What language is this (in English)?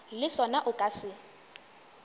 Northern Sotho